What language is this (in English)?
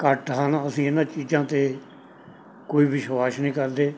Punjabi